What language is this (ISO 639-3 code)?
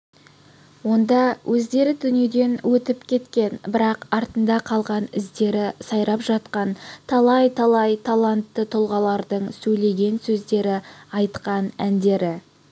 kaz